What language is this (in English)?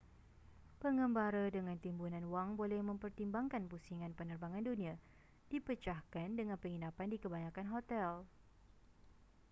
Malay